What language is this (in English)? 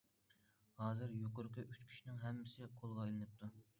Uyghur